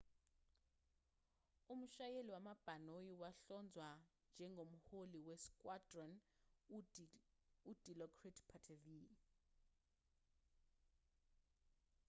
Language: Zulu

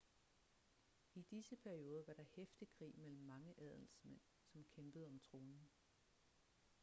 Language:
Danish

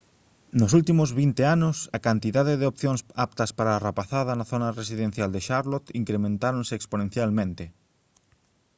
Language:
Galician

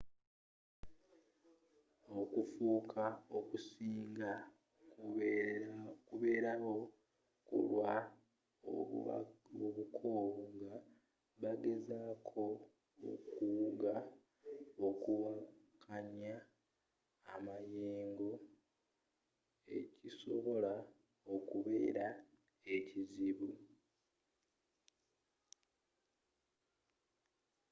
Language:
Ganda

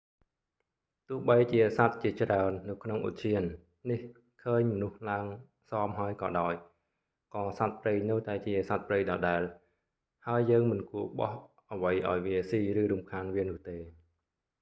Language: Khmer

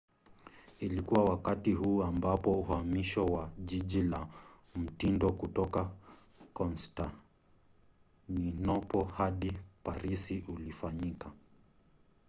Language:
Swahili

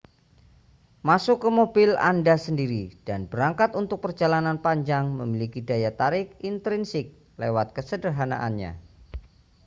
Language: Indonesian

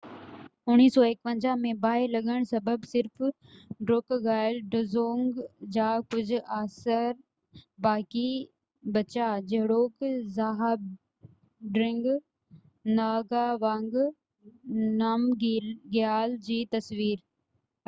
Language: Sindhi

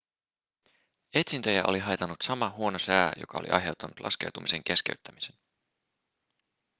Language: Finnish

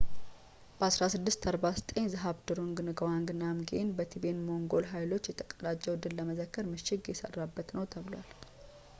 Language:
Amharic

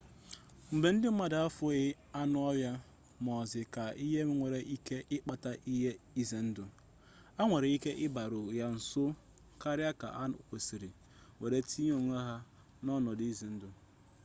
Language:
Igbo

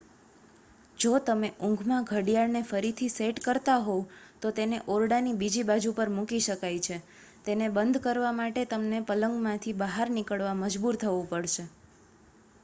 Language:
Gujarati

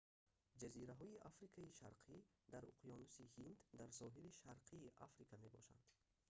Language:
Tajik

